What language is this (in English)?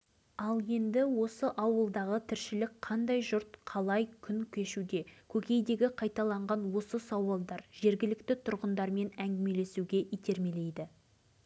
Kazakh